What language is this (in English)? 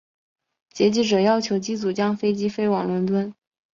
Chinese